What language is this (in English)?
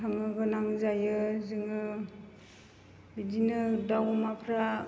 Bodo